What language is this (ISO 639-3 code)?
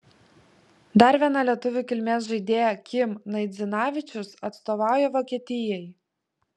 lit